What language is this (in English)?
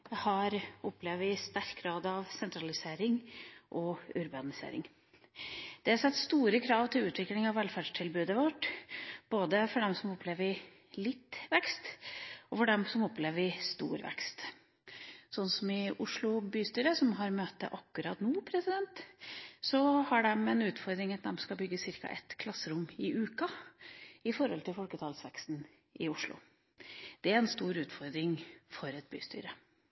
Norwegian Bokmål